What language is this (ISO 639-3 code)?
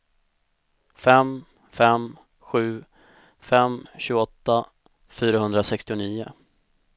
swe